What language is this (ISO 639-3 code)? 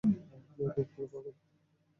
ben